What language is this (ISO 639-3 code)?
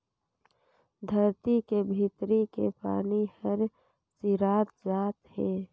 hne